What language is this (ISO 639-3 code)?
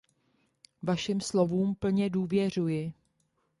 ces